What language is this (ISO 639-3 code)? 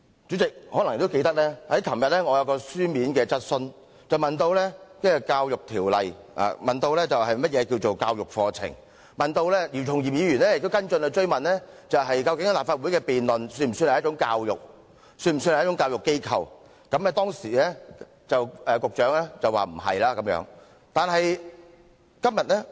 yue